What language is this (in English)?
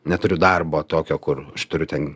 Lithuanian